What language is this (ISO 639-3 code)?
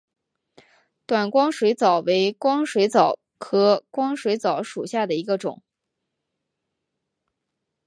zho